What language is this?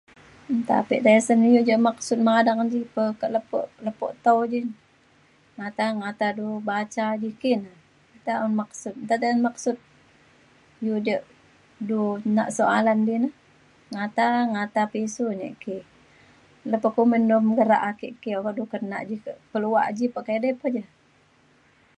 Mainstream Kenyah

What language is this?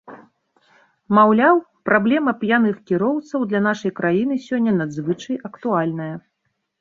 Belarusian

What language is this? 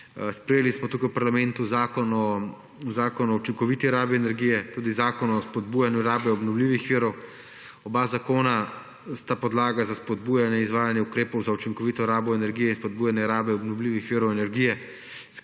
Slovenian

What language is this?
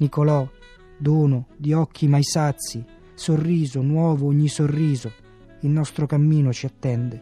Italian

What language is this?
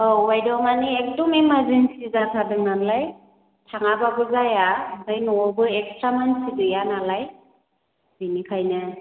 Bodo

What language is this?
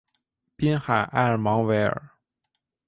Chinese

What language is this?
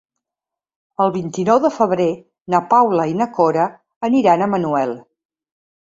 Catalan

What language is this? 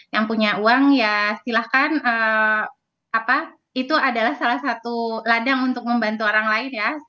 Indonesian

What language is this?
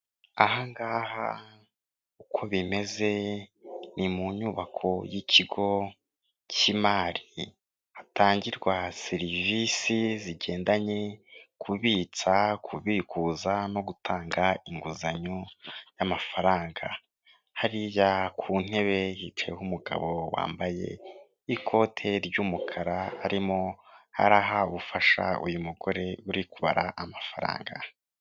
Kinyarwanda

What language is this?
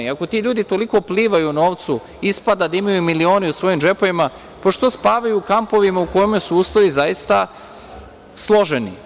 Serbian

